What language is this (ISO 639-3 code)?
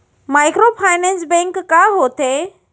hne